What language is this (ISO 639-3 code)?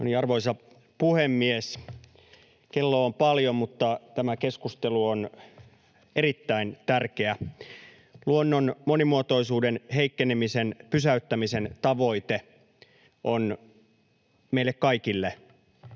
fin